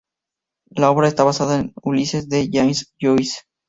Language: Spanish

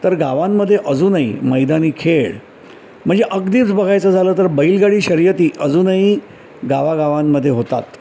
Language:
Marathi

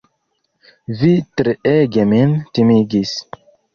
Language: Esperanto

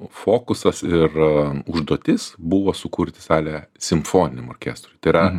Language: Lithuanian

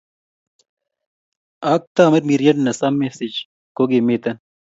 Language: Kalenjin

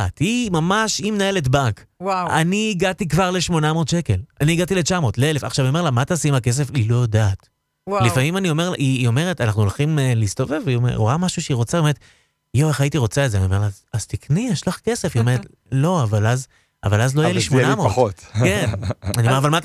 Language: Hebrew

